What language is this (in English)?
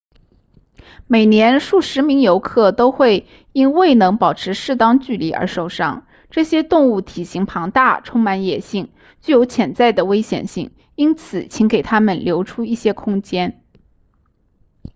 Chinese